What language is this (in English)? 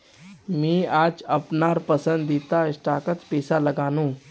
Magahi